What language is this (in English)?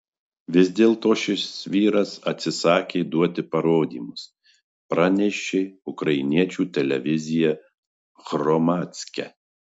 Lithuanian